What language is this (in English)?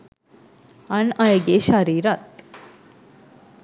Sinhala